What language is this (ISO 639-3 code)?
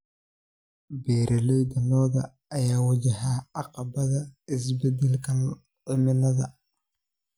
som